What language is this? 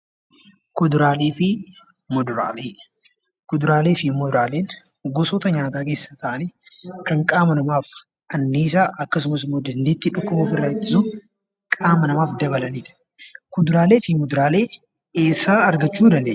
Oromo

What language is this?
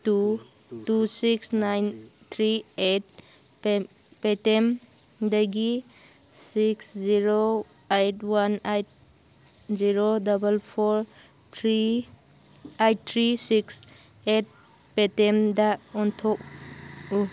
Manipuri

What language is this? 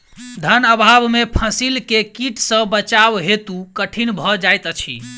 Maithili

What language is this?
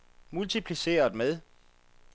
Danish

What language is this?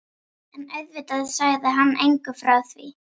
Icelandic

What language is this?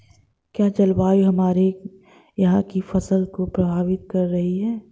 Hindi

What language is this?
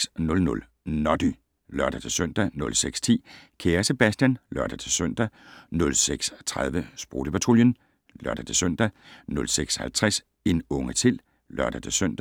Danish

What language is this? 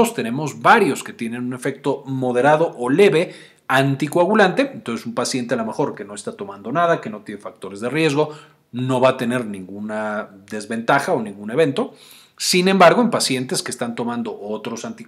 Spanish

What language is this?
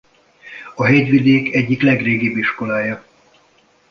Hungarian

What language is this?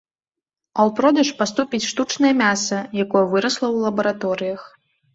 Belarusian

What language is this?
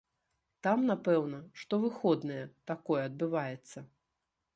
Belarusian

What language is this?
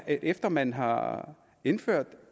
Danish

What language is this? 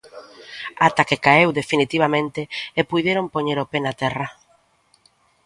Galician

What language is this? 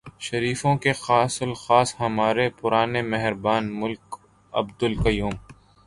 Urdu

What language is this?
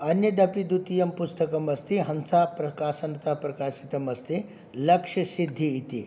Sanskrit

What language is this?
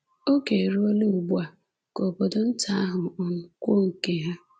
Igbo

